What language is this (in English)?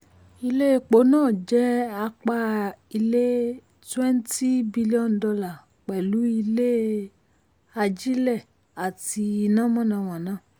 Yoruba